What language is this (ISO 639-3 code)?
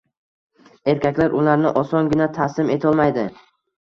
uzb